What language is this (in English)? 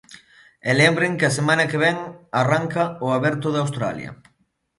Galician